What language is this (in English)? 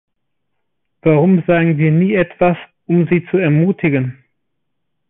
German